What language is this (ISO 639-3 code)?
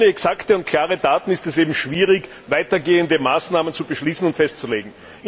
deu